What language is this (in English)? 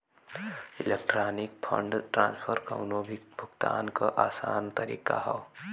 Bhojpuri